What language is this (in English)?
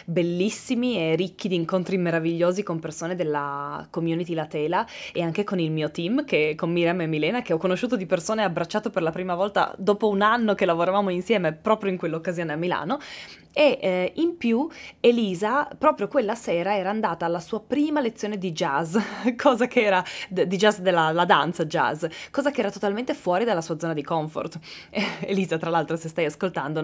Italian